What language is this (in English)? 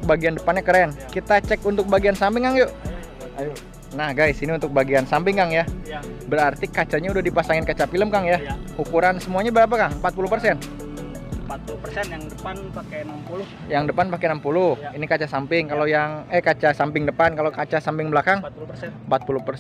Indonesian